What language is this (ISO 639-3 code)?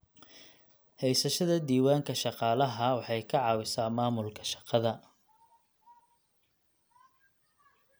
som